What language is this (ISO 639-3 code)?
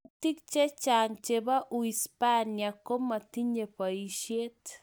kln